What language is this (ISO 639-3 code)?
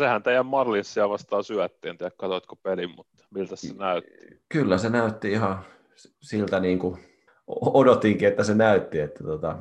fin